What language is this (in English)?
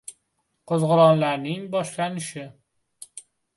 Uzbek